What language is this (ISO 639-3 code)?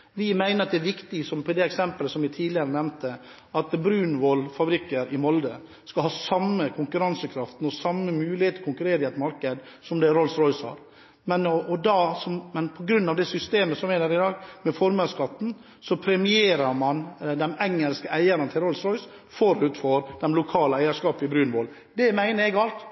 nob